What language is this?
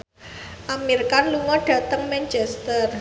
Javanese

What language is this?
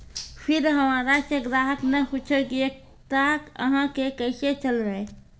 Maithili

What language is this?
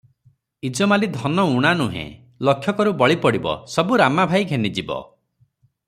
Odia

